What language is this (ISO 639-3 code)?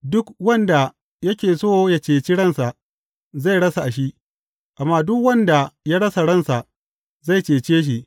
hau